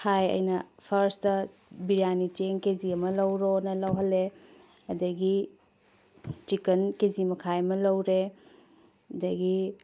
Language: Manipuri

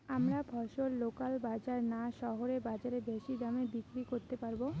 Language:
Bangla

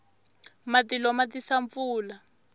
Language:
Tsonga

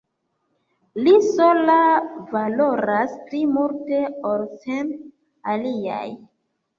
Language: Esperanto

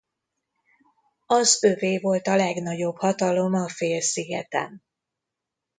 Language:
Hungarian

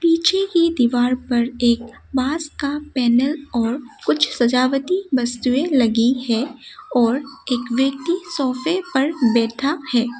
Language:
Hindi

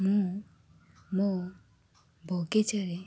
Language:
Odia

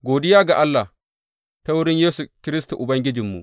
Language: Hausa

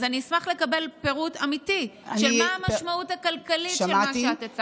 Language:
Hebrew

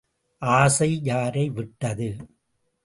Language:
Tamil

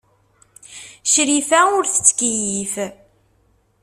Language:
Kabyle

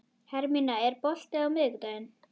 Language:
Icelandic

